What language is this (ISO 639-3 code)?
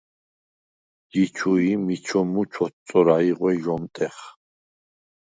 sva